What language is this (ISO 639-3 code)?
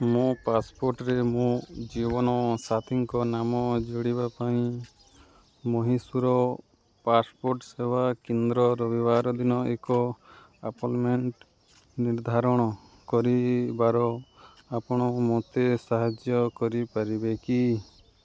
ori